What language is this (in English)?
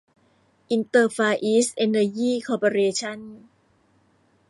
Thai